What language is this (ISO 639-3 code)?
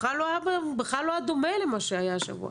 heb